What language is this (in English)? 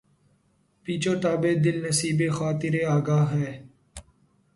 Urdu